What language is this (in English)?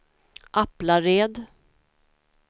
Swedish